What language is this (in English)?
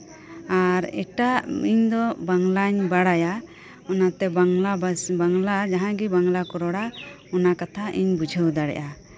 Santali